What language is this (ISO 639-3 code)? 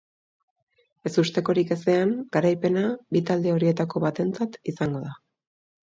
eus